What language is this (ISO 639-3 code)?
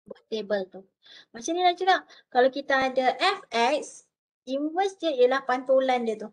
msa